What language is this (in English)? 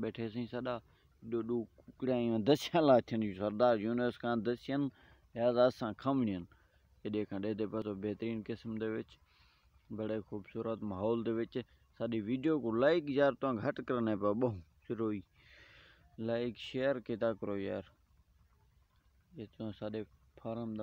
Romanian